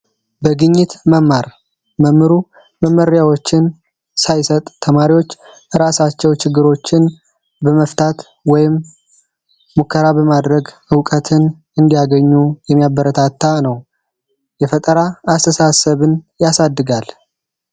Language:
Amharic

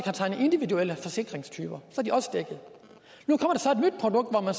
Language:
Danish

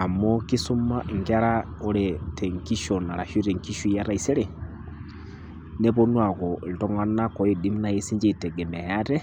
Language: Masai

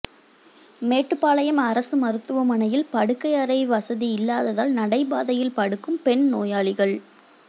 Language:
Tamil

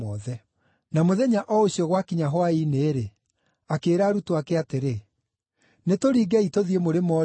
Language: Kikuyu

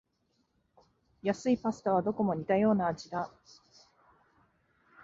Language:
Japanese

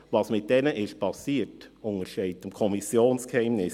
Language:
Swiss German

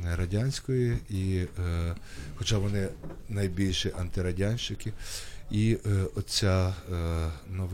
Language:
Ukrainian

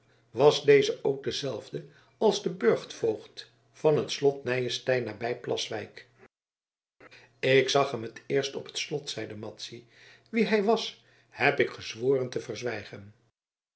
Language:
Dutch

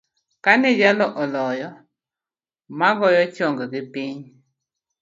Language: Luo (Kenya and Tanzania)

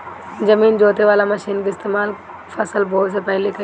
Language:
Bhojpuri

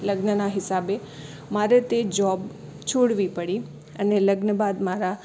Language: Gujarati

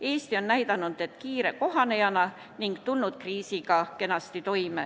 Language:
Estonian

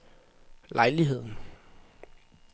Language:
Danish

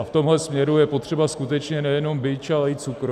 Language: Czech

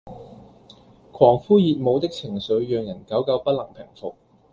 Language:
Cantonese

